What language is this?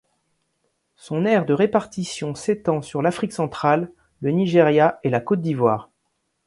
French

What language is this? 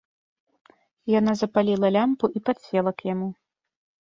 Belarusian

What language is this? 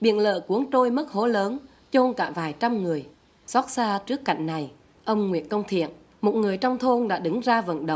Vietnamese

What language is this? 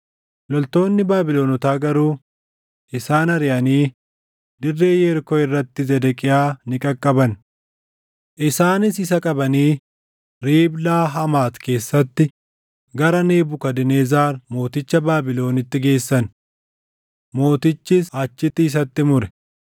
Oromo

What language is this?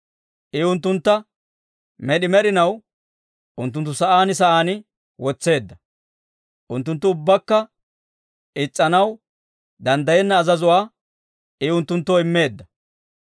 Dawro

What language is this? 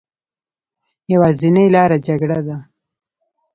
Pashto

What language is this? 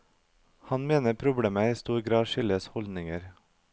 Norwegian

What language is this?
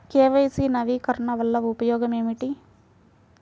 Telugu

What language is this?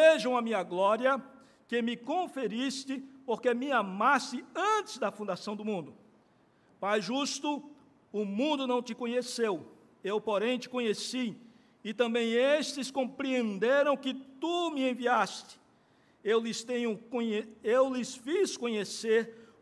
Portuguese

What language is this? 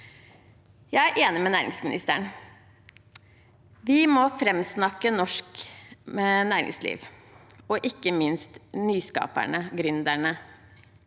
Norwegian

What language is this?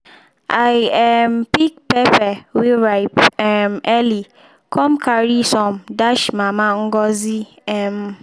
Nigerian Pidgin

